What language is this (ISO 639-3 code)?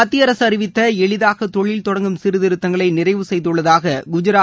tam